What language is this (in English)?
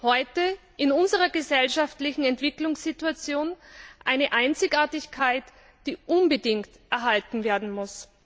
German